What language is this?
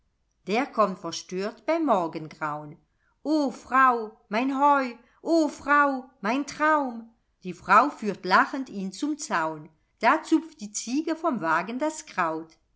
German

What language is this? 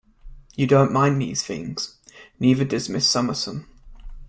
English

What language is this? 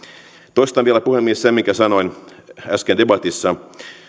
Finnish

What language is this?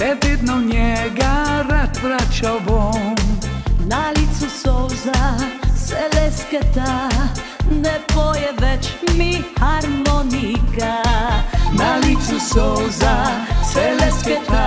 Romanian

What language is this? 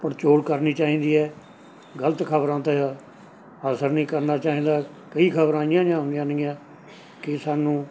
Punjabi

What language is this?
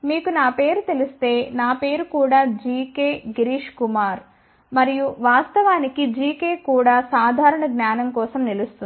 Telugu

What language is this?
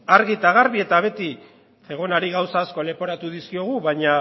Basque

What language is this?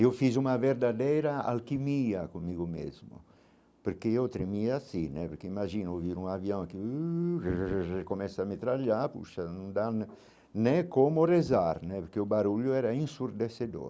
Portuguese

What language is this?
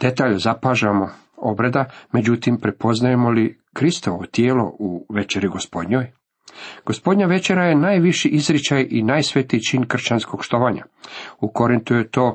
Croatian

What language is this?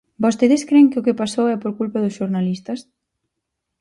Galician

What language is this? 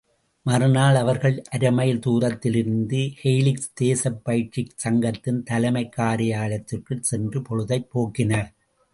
Tamil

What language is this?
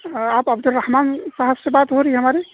Urdu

